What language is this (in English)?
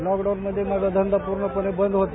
Marathi